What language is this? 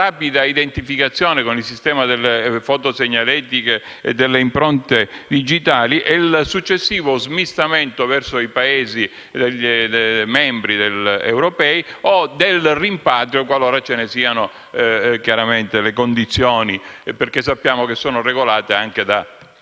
Italian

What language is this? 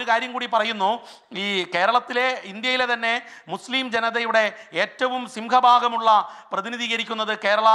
Italian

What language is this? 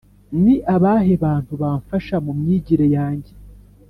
Kinyarwanda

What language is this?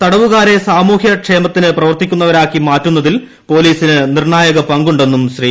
Malayalam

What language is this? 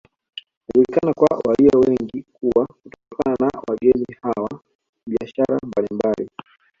Swahili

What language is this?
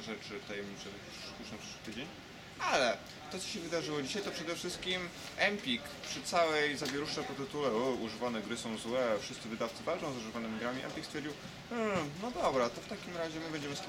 Polish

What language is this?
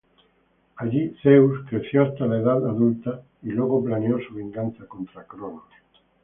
Spanish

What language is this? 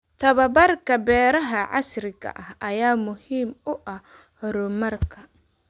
Somali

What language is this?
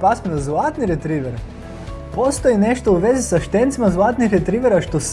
Croatian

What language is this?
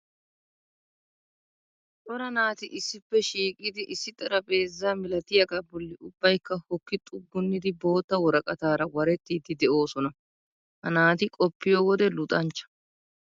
Wolaytta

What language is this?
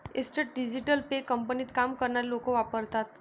Marathi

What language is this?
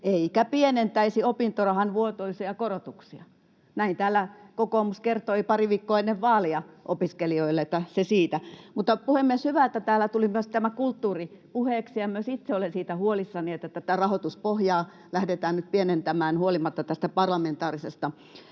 Finnish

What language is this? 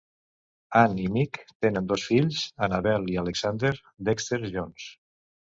Catalan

